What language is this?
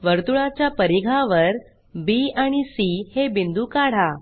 Marathi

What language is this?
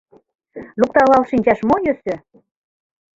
Mari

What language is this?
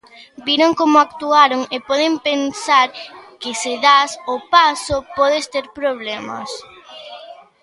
Galician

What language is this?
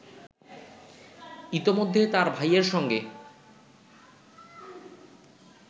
Bangla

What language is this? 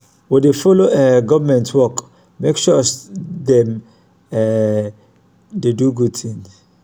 Nigerian Pidgin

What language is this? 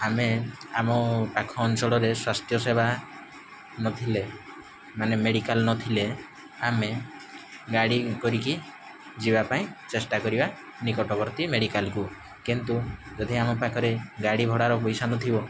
Odia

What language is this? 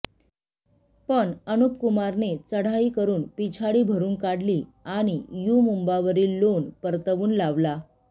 Marathi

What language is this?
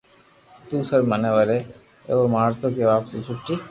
Loarki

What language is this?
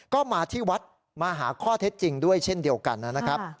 Thai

